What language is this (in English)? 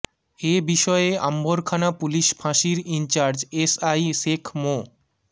Bangla